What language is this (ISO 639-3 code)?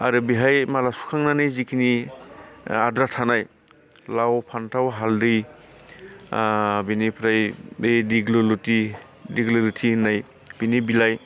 brx